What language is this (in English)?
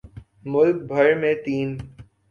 Urdu